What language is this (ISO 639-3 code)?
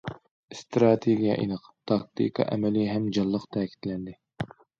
uig